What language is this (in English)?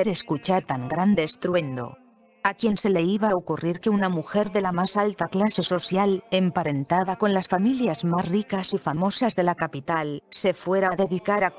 Spanish